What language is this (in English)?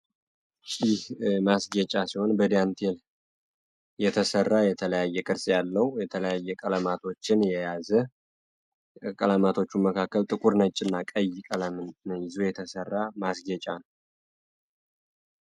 Amharic